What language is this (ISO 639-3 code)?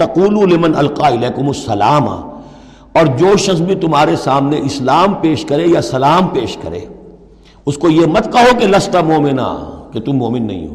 urd